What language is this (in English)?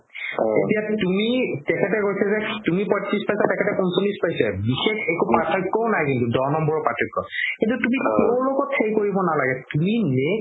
Assamese